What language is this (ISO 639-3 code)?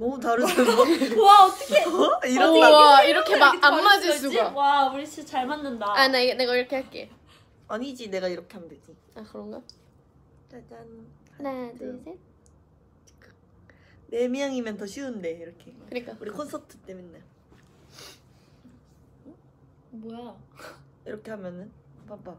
kor